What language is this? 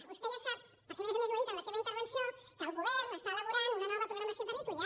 Catalan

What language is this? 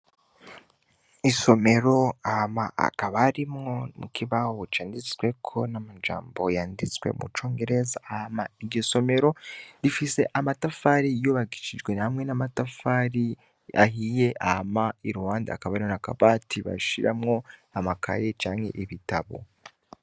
Rundi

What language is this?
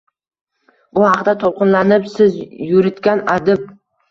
Uzbek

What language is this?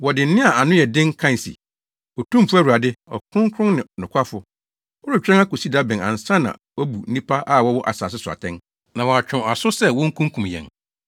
Akan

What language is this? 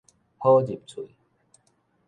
Min Nan Chinese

